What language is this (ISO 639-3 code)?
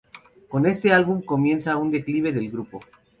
spa